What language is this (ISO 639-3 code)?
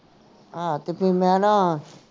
pan